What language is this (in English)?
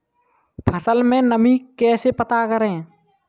Hindi